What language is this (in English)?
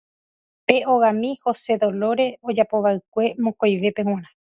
Guarani